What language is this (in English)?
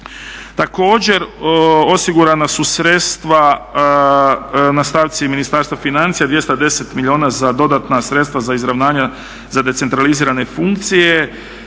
Croatian